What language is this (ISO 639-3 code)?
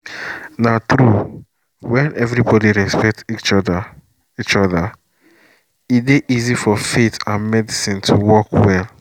pcm